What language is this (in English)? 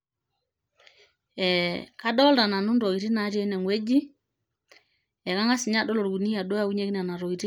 Masai